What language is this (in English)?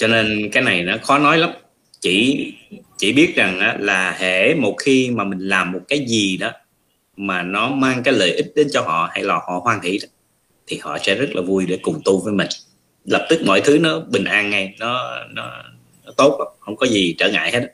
Vietnamese